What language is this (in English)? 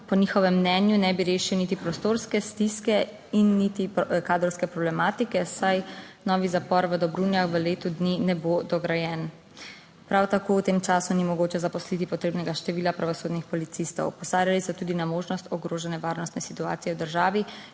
Slovenian